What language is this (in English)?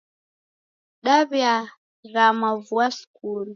Taita